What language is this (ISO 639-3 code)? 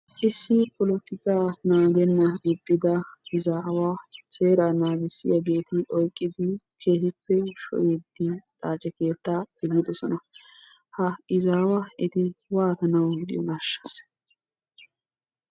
wal